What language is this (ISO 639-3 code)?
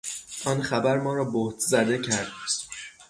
fas